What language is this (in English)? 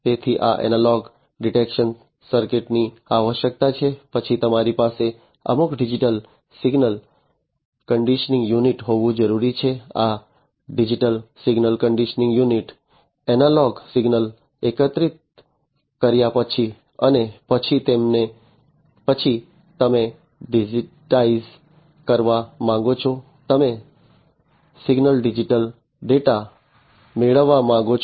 Gujarati